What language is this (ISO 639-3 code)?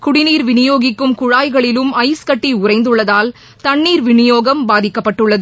tam